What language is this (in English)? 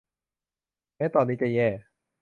Thai